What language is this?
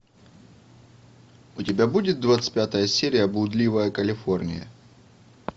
Russian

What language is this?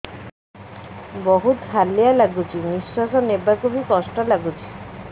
Odia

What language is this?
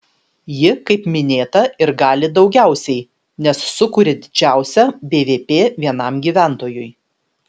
Lithuanian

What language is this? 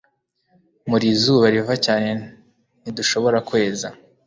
Kinyarwanda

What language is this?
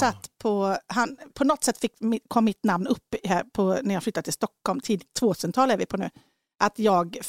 Swedish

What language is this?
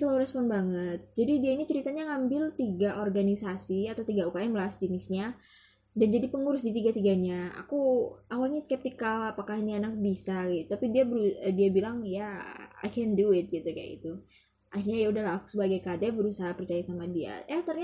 Indonesian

